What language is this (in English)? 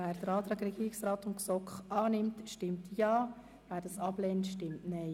Swiss German